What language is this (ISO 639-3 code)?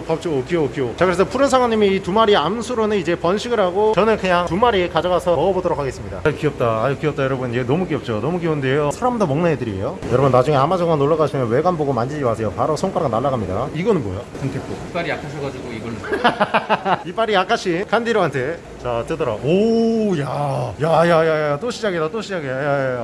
kor